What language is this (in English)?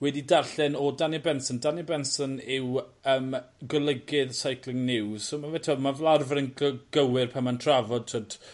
Welsh